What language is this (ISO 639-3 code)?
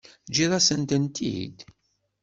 kab